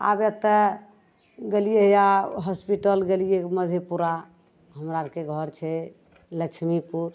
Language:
Maithili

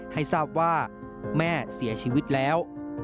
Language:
Thai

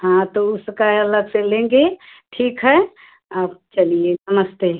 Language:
Hindi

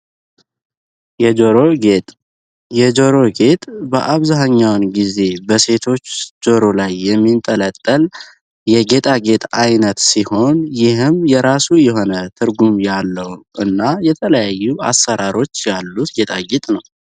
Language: Amharic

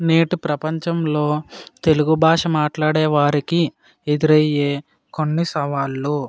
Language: Telugu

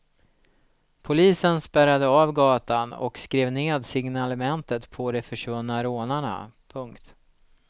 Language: Swedish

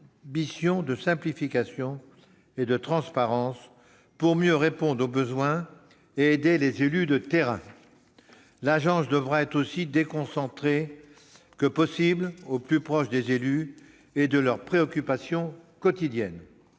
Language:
French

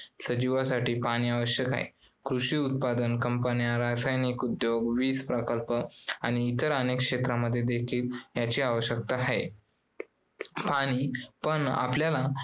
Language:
Marathi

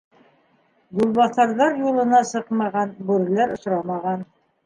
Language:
Bashkir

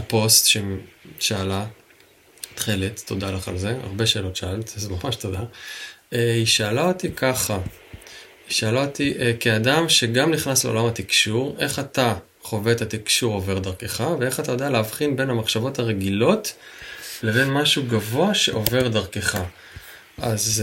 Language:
Hebrew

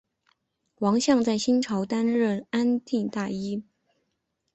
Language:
Chinese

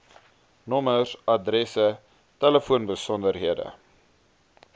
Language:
Afrikaans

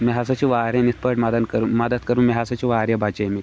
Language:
Kashmiri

